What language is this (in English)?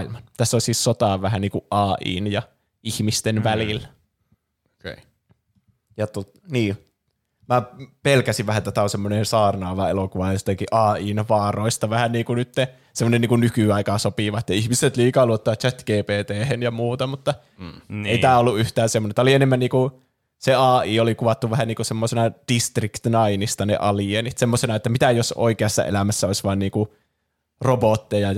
Finnish